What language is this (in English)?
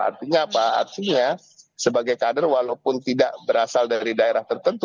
Indonesian